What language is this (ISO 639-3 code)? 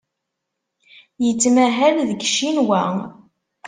kab